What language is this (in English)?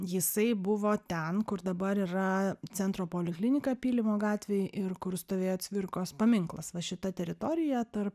Lithuanian